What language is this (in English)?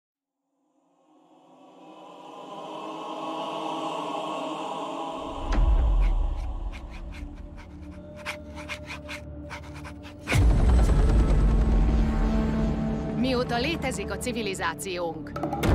Hungarian